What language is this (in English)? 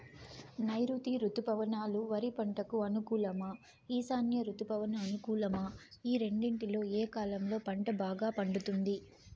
Telugu